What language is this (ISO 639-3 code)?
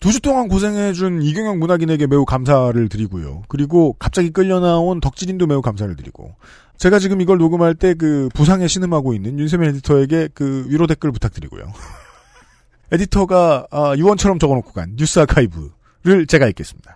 kor